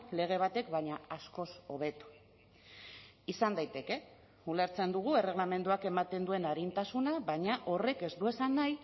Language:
Basque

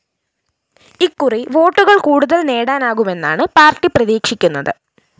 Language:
Malayalam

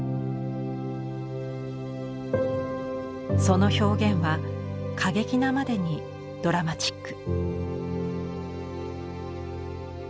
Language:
Japanese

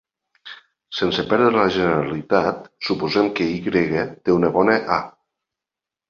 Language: Catalan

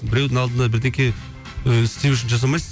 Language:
Kazakh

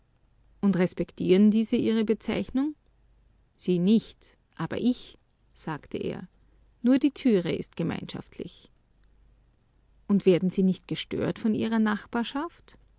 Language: German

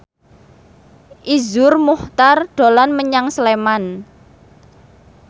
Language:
Javanese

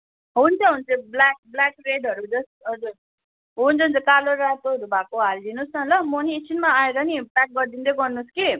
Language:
Nepali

